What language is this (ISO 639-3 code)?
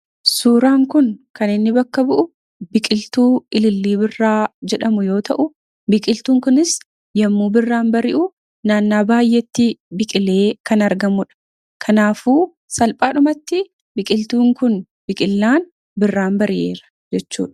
orm